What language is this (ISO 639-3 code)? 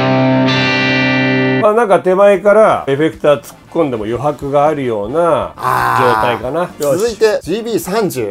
jpn